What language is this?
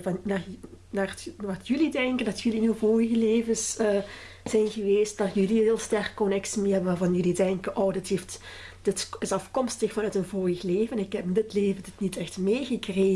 Dutch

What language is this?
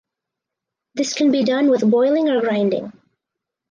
English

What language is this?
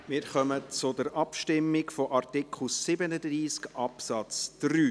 Swiss German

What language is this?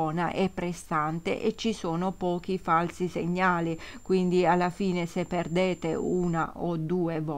Italian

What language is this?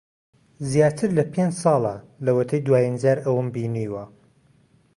Central Kurdish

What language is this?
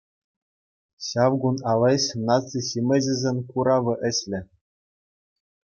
Chuvash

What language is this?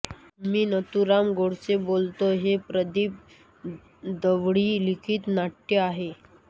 Marathi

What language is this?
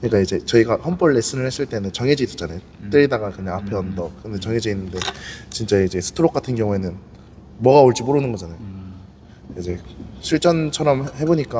Korean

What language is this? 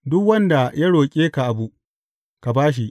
Hausa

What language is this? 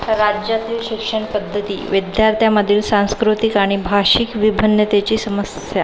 Marathi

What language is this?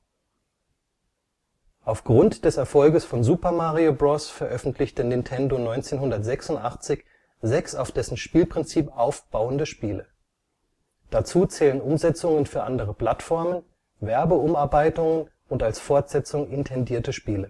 German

